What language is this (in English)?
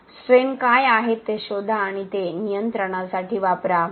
Marathi